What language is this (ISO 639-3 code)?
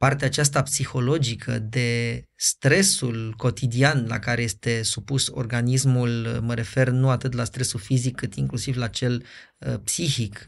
ron